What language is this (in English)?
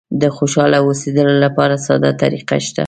Pashto